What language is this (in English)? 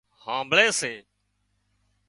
Wadiyara Koli